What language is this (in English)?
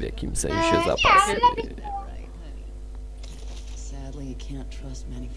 Polish